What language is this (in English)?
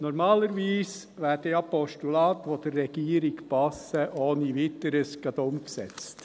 Swiss German